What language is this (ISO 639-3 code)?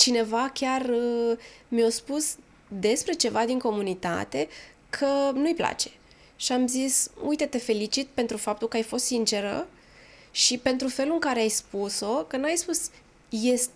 ron